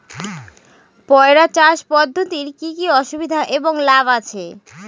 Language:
Bangla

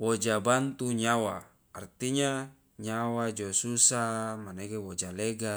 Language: Loloda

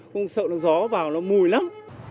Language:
Vietnamese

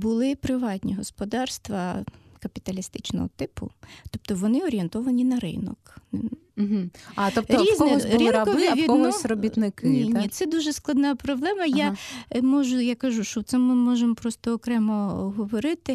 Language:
Ukrainian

